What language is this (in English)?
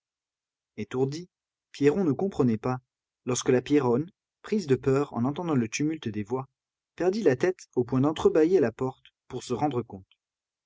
French